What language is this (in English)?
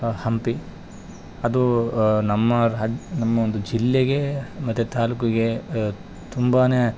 Kannada